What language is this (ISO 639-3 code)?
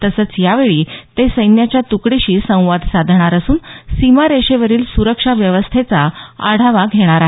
mar